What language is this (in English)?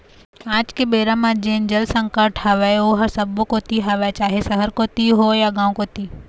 Chhattisgarhi